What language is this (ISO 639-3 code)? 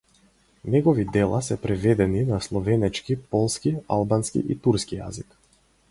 mkd